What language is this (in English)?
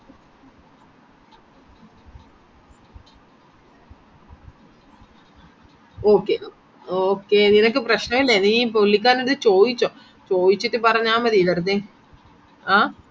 Malayalam